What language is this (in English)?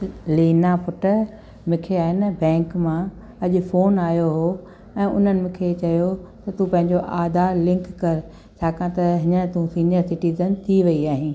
Sindhi